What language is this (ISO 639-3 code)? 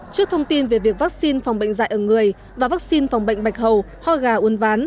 vie